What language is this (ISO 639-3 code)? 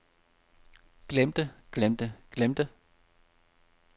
dan